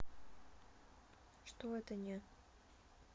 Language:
Russian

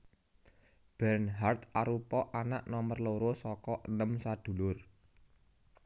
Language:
Javanese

